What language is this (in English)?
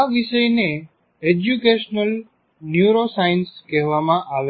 Gujarati